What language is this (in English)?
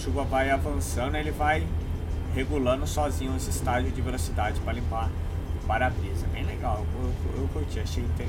Portuguese